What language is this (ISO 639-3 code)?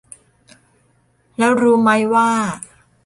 tha